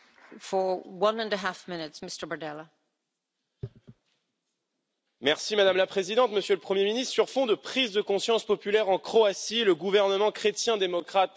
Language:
French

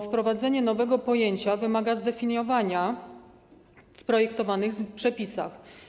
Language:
Polish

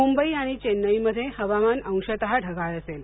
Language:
Marathi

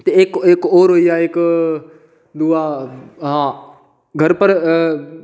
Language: Dogri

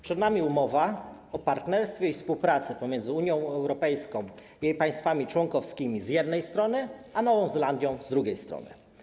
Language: Polish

